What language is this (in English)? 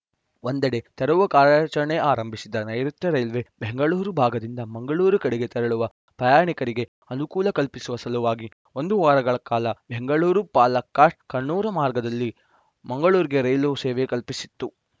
Kannada